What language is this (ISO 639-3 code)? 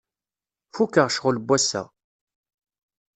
kab